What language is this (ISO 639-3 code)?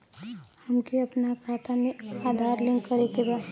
bho